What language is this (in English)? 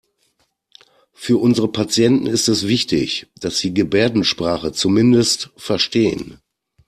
German